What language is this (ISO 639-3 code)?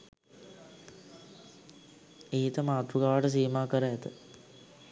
sin